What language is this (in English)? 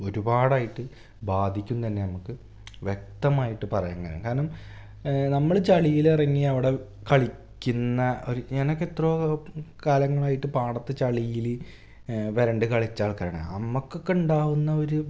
Malayalam